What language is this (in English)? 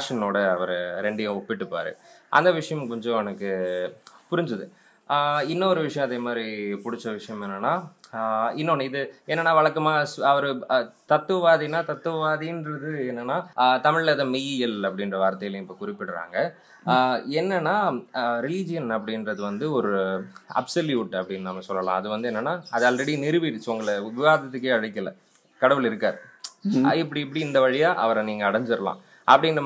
Tamil